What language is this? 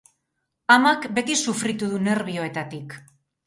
Basque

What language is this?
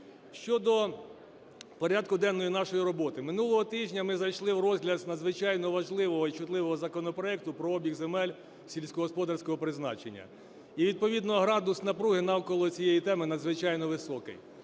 Ukrainian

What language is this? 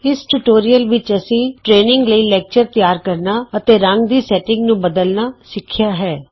Punjabi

